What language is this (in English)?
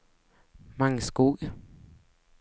Swedish